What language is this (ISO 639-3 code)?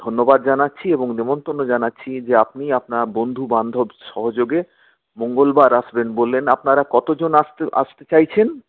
ben